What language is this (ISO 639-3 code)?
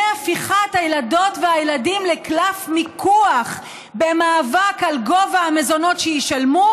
heb